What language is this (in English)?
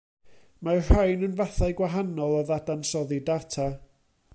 Welsh